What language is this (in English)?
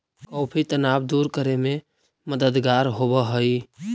Magahi